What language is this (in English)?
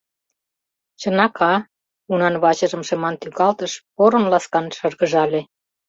Mari